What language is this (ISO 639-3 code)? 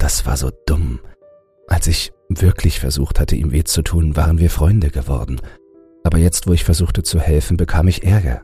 deu